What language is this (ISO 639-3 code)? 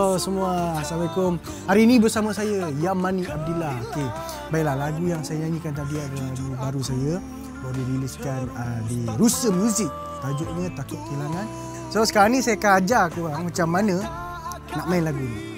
msa